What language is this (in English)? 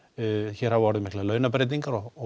Icelandic